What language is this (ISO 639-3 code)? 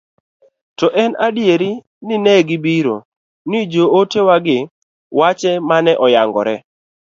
luo